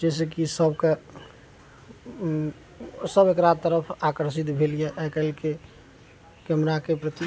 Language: Maithili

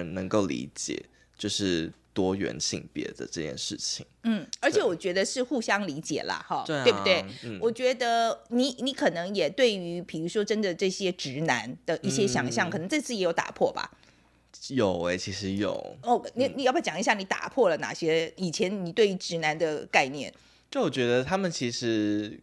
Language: Chinese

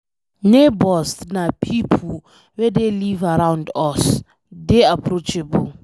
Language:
Nigerian Pidgin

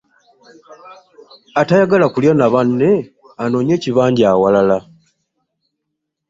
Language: Ganda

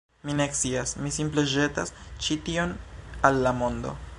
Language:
Esperanto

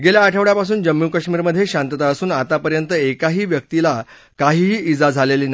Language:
Marathi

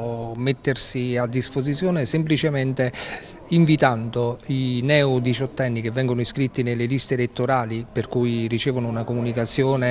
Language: Italian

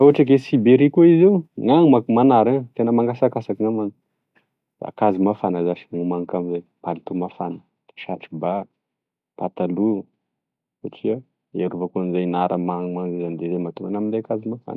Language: Tesaka Malagasy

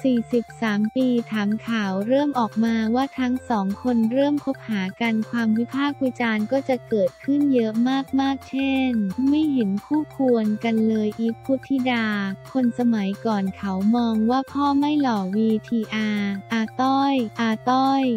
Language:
Thai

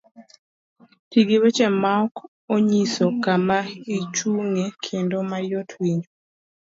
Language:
Luo (Kenya and Tanzania)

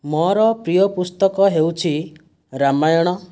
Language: Odia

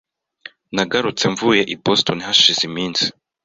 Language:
Kinyarwanda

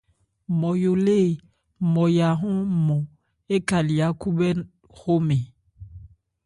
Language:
Ebrié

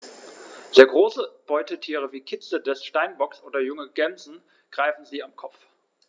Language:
German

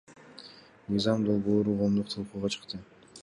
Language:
Kyrgyz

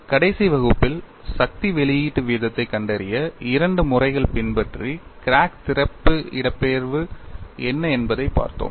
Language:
Tamil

